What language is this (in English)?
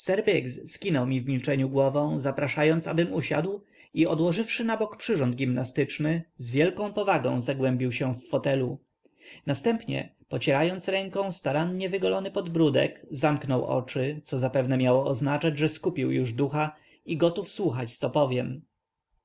Polish